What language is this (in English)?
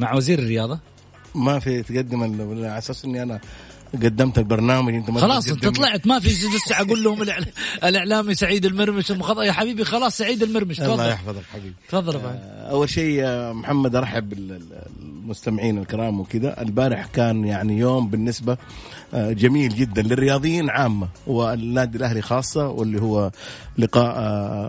Arabic